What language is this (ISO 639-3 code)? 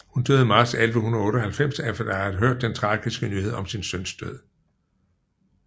dan